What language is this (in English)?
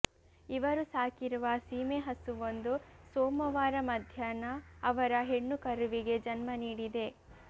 Kannada